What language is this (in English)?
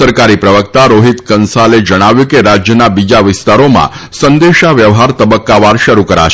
Gujarati